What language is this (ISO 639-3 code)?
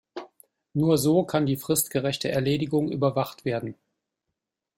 deu